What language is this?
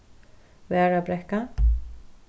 Faroese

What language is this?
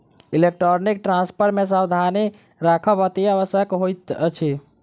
Maithili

